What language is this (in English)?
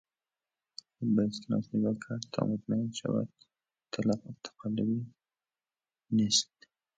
Persian